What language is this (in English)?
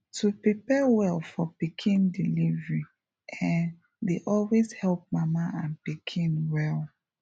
Nigerian Pidgin